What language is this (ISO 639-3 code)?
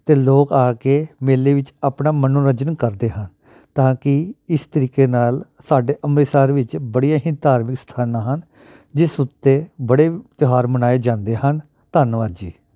pan